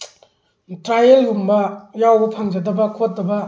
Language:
Manipuri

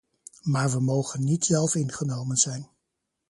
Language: Dutch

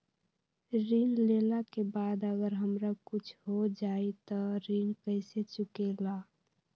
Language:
Magahi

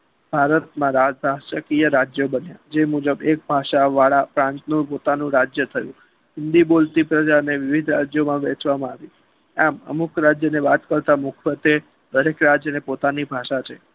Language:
Gujarati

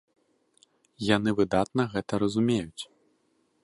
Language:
Belarusian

